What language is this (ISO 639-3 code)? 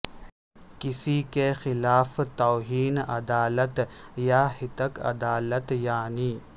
urd